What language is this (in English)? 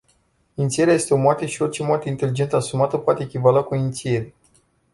Romanian